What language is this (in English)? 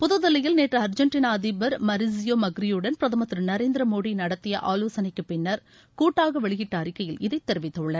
Tamil